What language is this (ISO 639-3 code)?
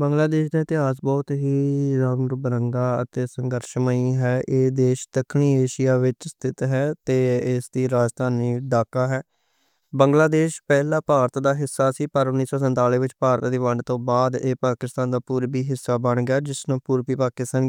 lah